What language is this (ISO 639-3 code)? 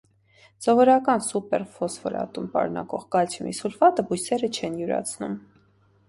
hye